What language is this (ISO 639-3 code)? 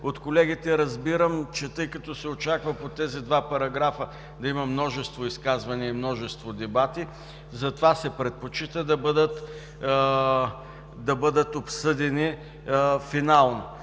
bul